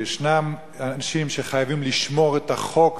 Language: Hebrew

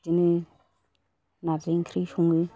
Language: Bodo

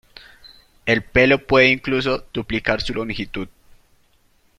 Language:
Spanish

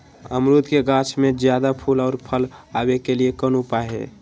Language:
Magahi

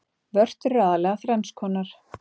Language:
Icelandic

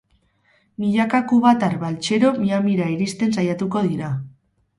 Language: Basque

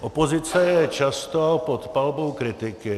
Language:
Czech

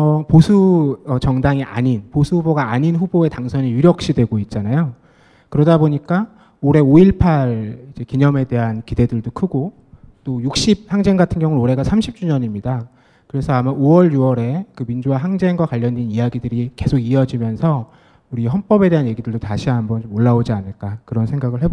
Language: Korean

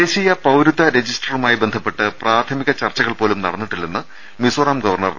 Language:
Malayalam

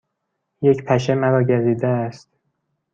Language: Persian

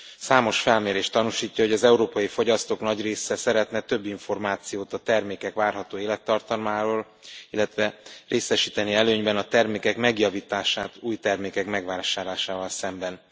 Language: Hungarian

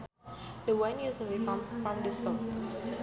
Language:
Sundanese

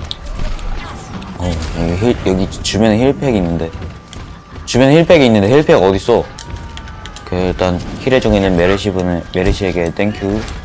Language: Korean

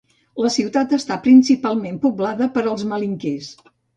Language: Catalan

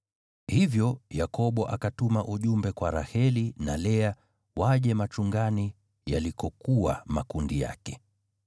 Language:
Swahili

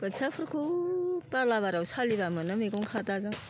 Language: Bodo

